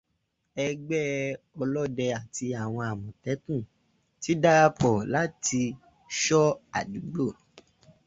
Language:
Yoruba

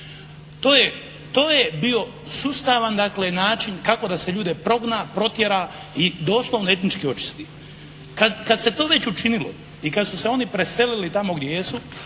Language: Croatian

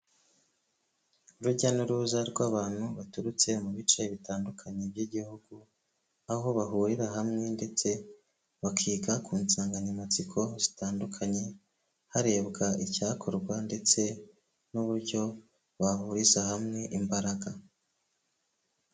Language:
Kinyarwanda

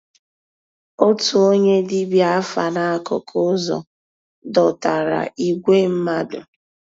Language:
Igbo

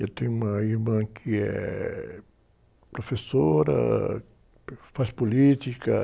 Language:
Portuguese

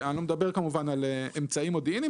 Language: Hebrew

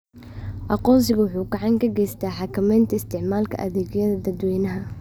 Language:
Somali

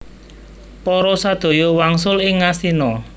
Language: Javanese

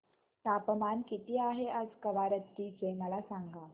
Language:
Marathi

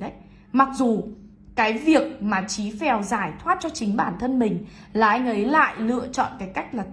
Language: Vietnamese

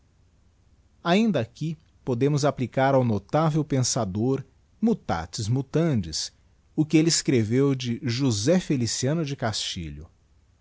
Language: Portuguese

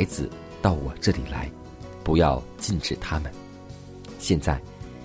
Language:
Chinese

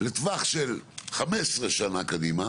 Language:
Hebrew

